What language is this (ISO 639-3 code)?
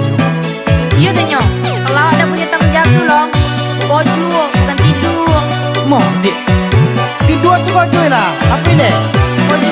ind